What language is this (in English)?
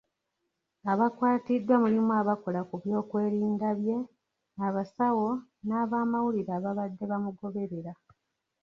Ganda